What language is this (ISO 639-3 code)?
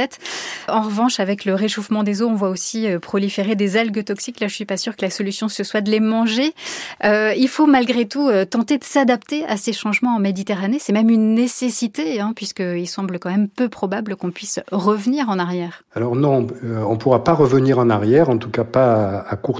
fra